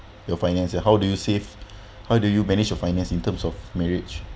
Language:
English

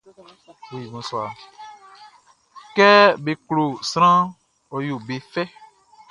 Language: Baoulé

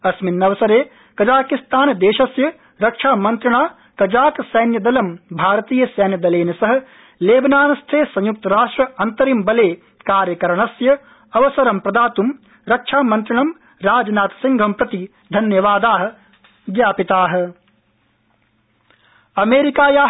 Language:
Sanskrit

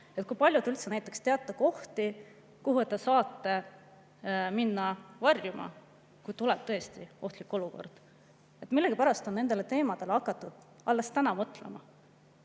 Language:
Estonian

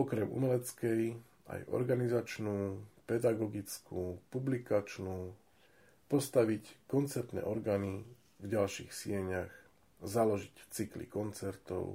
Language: Slovak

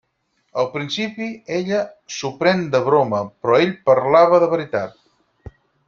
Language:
Catalan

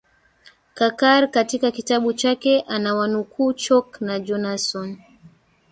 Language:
Swahili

